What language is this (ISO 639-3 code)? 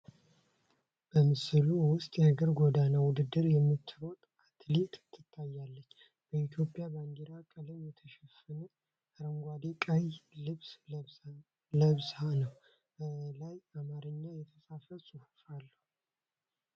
amh